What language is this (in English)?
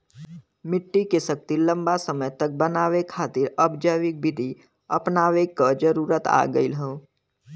Bhojpuri